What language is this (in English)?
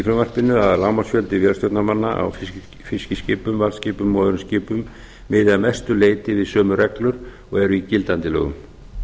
Icelandic